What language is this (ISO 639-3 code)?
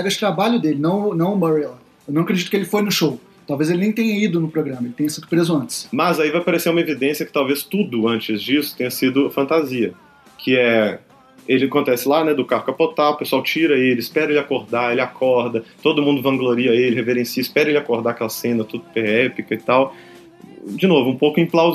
por